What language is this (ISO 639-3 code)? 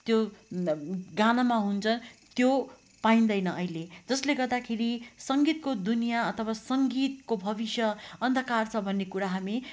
nep